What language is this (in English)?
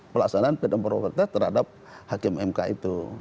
Indonesian